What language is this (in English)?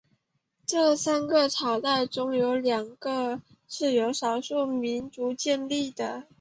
Chinese